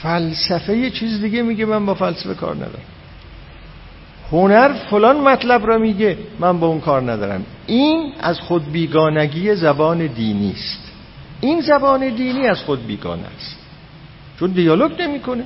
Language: Persian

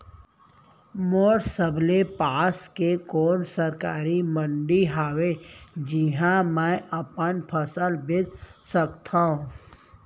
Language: Chhattisgarhi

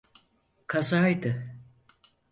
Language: Turkish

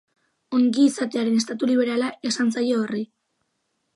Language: Basque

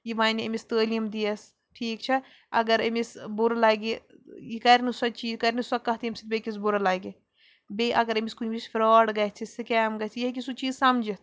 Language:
Kashmiri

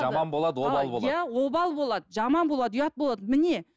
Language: Kazakh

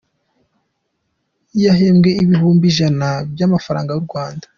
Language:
Kinyarwanda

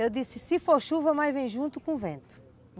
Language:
Portuguese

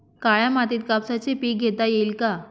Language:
Marathi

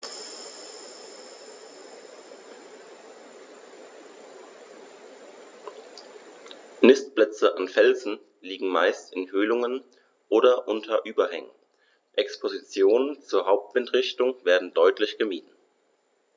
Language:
German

